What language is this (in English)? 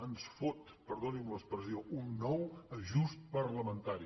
Catalan